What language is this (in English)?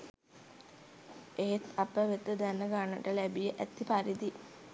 Sinhala